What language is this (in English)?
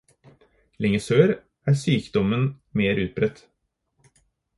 Norwegian Bokmål